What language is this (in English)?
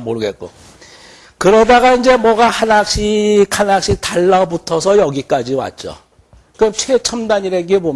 Korean